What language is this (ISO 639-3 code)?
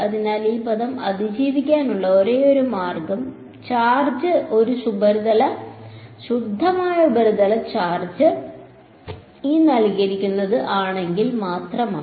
mal